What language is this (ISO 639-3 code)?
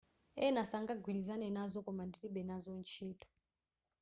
nya